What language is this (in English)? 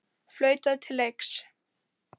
Icelandic